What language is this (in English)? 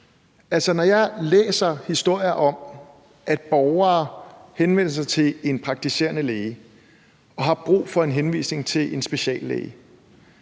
Danish